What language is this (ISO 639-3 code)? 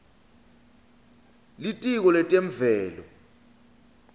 ssw